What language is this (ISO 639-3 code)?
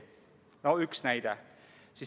est